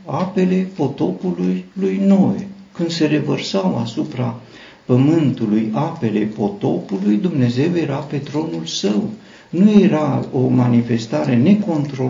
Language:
Romanian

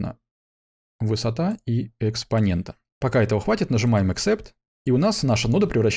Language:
Russian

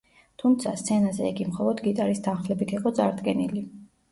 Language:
Georgian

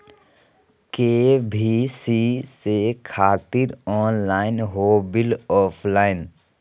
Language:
Magahi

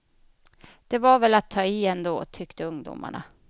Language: Swedish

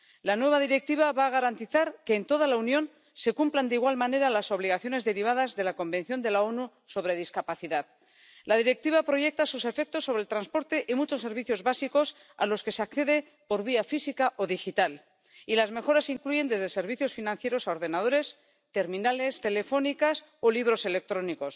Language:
Spanish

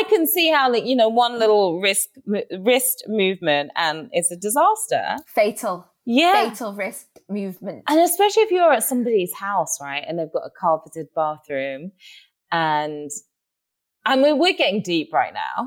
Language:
English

